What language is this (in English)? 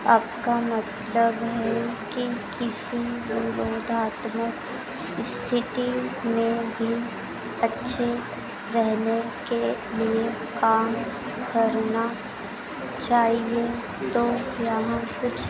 Hindi